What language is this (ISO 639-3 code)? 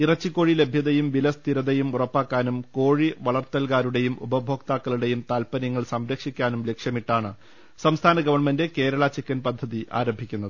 mal